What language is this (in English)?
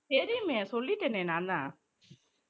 Tamil